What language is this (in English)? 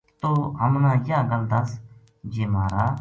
Gujari